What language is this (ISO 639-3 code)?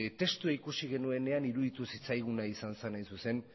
eus